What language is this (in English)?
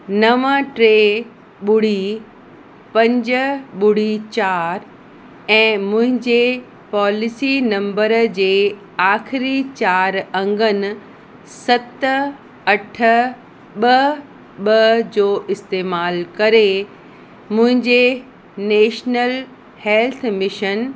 Sindhi